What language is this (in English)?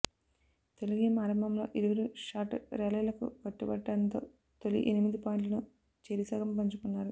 Telugu